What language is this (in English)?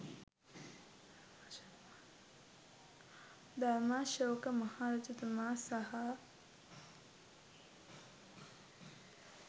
Sinhala